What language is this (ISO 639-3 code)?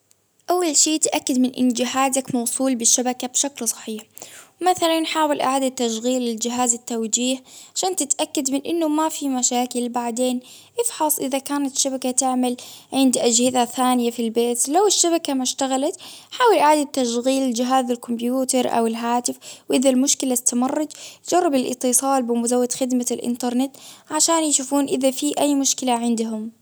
abv